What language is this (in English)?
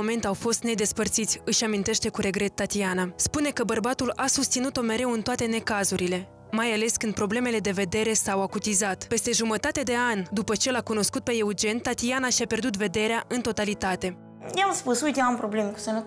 Romanian